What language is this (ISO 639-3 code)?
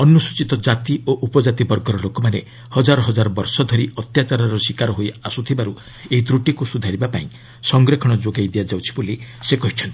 ori